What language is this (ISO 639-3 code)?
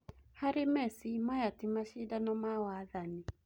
kik